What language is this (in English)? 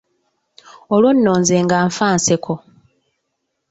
Ganda